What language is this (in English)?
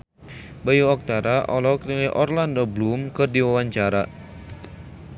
Sundanese